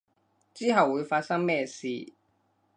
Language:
Cantonese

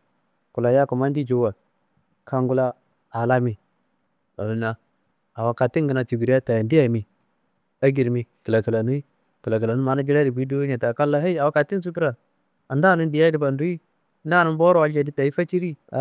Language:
Kanembu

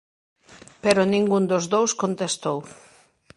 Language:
Galician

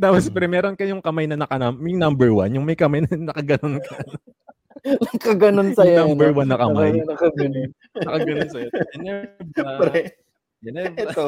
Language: Filipino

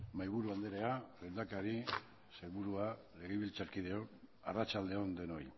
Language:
Basque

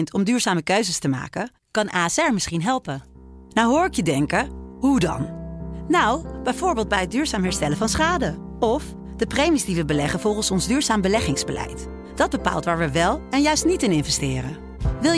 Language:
Dutch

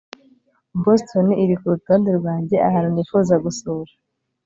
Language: Kinyarwanda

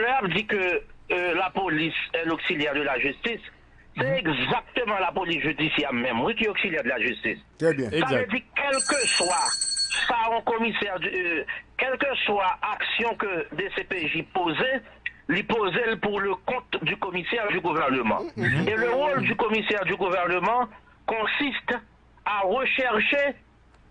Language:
French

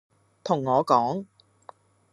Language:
Cantonese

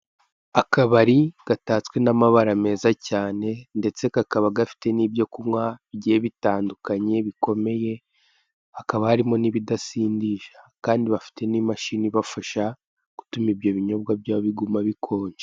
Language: Kinyarwanda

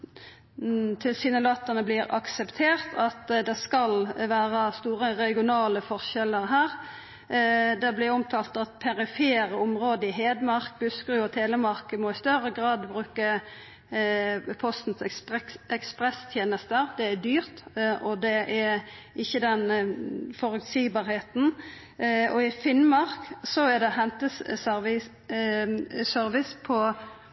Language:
Norwegian Nynorsk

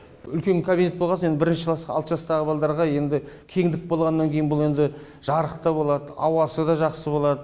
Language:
Kazakh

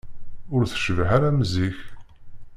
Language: Kabyle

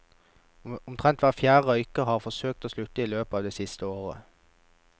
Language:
Norwegian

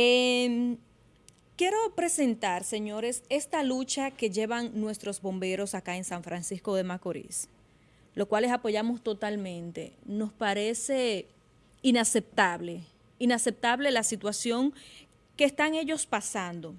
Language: Spanish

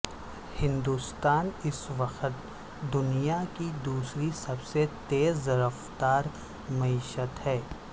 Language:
Urdu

